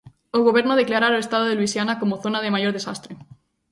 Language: Galician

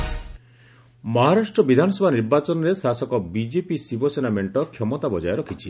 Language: Odia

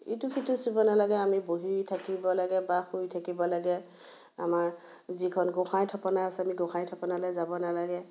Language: Assamese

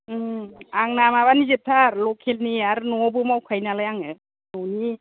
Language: Bodo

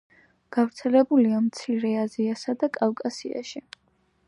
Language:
Georgian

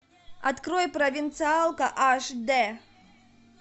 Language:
Russian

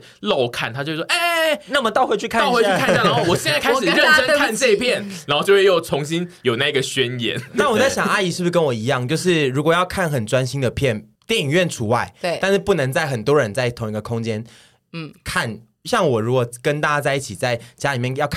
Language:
Chinese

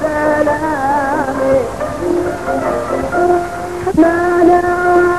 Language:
Arabic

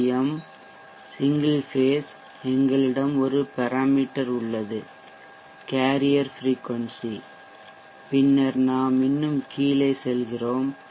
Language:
Tamil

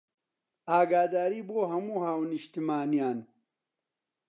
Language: Central Kurdish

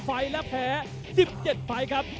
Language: Thai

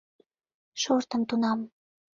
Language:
Mari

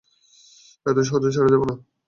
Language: Bangla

